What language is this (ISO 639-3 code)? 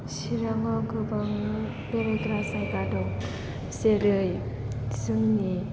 brx